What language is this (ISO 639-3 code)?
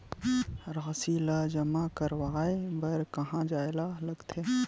hne